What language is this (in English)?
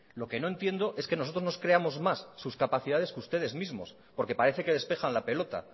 Spanish